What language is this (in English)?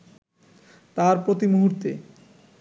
Bangla